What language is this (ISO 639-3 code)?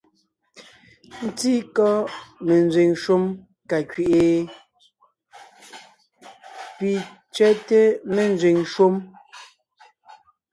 nnh